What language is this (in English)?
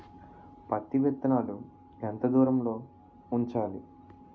Telugu